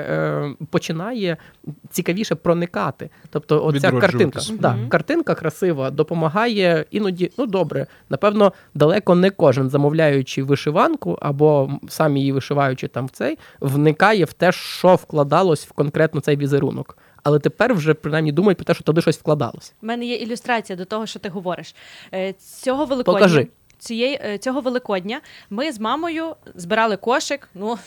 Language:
Ukrainian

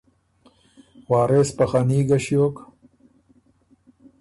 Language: Ormuri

